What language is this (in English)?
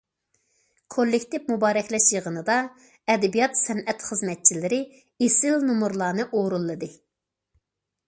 Uyghur